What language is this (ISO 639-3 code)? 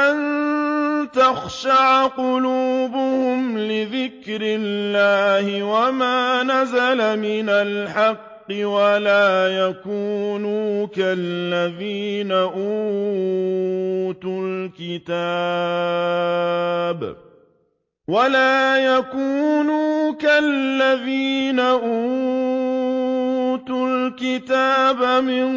ara